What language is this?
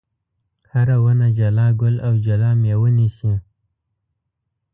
Pashto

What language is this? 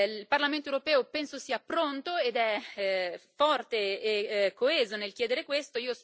Italian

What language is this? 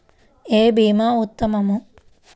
Telugu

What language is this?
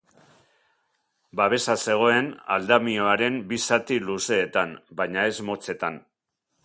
Basque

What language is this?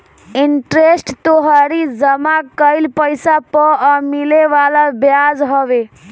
Bhojpuri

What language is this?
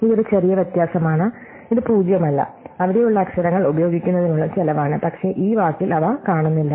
Malayalam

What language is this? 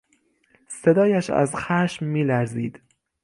Persian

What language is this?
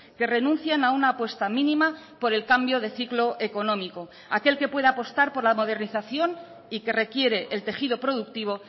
Spanish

